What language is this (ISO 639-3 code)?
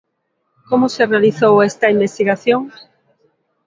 glg